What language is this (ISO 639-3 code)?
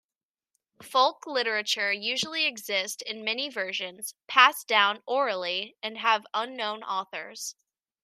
eng